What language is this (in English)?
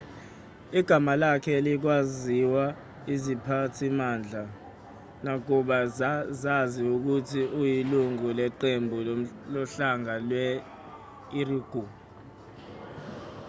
Zulu